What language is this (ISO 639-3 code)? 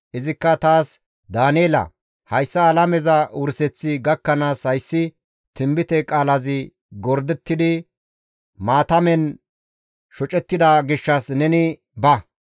gmv